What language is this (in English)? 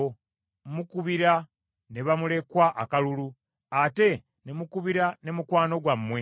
Ganda